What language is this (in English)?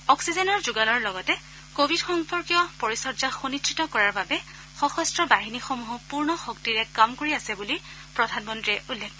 Assamese